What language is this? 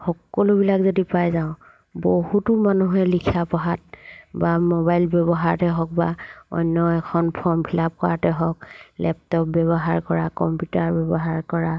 Assamese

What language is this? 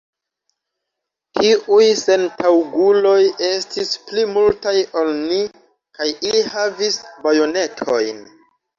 Esperanto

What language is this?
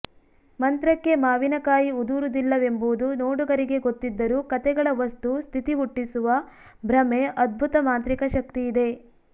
Kannada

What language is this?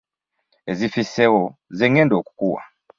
Ganda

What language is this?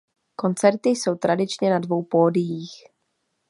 Czech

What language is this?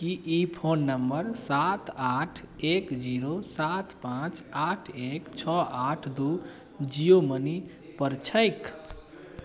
Maithili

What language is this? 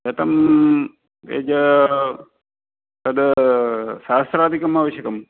Sanskrit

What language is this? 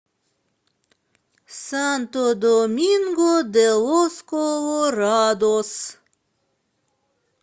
Russian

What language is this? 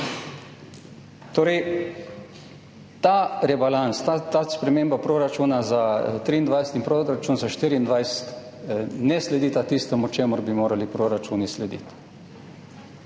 Slovenian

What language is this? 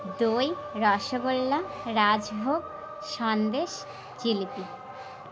Bangla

